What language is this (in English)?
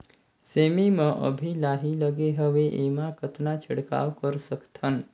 Chhattisgarhi